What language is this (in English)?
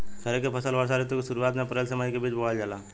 Bhojpuri